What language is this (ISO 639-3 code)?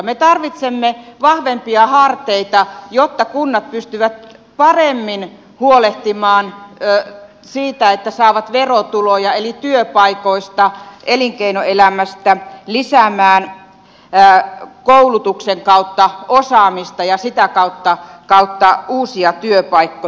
fin